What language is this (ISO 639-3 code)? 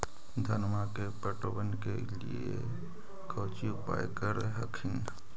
mag